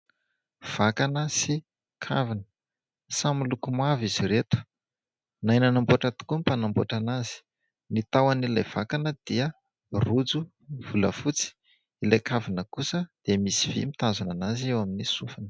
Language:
Malagasy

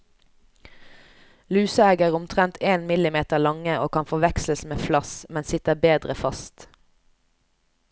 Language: Norwegian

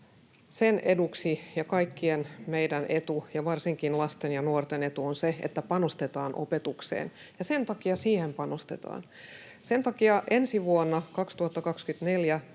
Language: Finnish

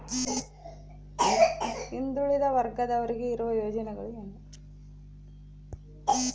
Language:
Kannada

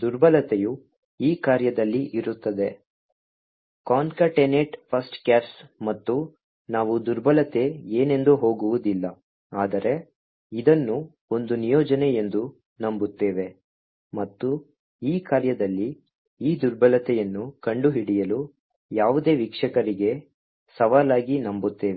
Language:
Kannada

